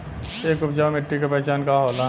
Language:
Bhojpuri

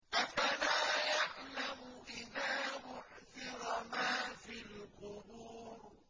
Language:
Arabic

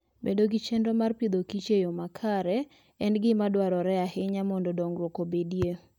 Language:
Luo (Kenya and Tanzania)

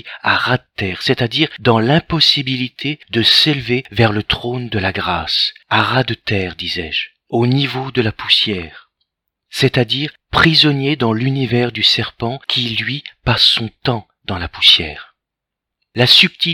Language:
French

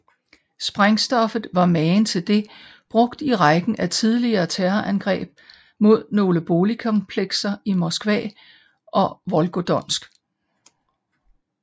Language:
Danish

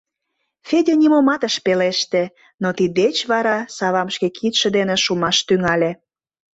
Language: Mari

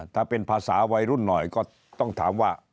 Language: Thai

